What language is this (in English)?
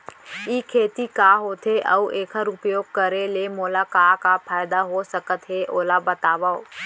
Chhattisgarhi